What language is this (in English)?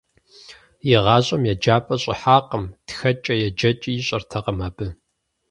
Kabardian